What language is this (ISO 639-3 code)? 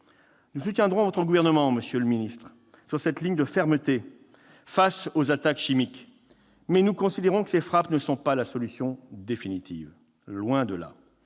fra